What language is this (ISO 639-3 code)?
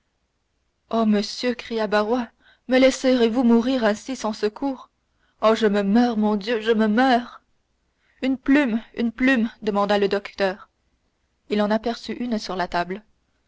fra